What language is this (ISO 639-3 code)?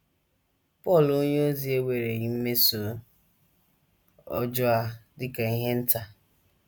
ibo